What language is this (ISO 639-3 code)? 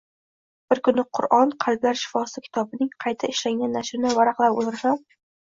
uzb